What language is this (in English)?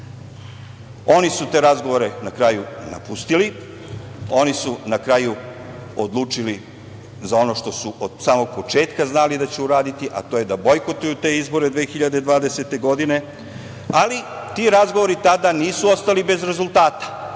Serbian